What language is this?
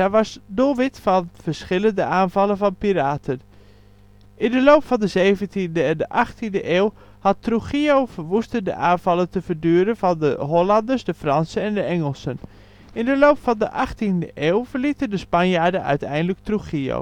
Dutch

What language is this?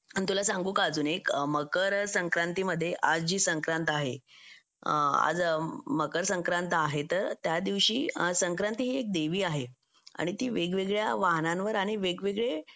Marathi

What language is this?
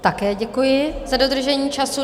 Czech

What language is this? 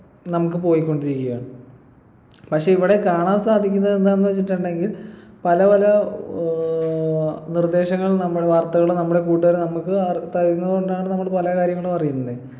Malayalam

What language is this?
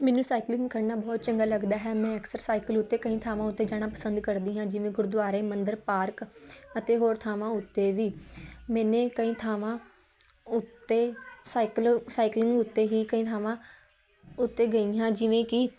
Punjabi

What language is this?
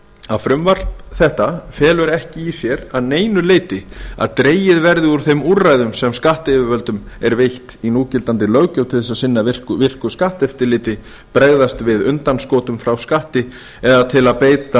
Icelandic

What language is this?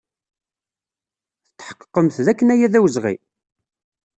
Kabyle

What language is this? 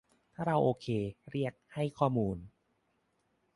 Thai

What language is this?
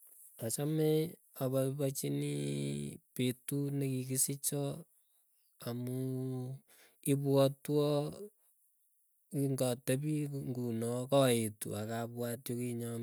Keiyo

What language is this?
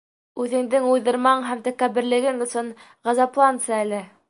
Bashkir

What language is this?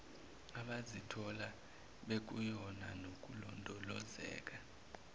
Zulu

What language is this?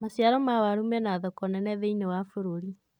Kikuyu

